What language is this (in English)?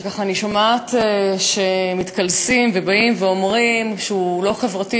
Hebrew